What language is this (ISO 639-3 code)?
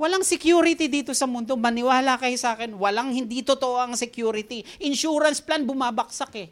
fil